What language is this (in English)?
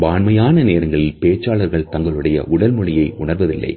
Tamil